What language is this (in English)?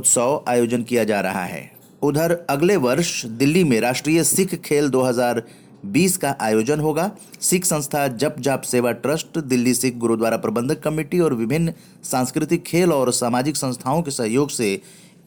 Hindi